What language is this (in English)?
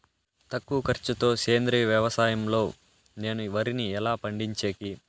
Telugu